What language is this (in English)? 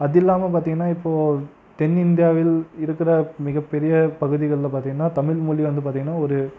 Tamil